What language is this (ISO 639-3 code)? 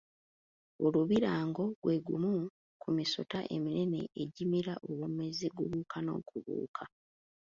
lug